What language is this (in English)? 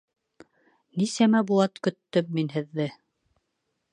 Bashkir